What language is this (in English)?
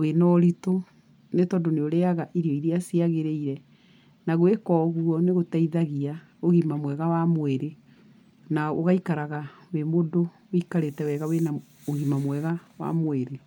Kikuyu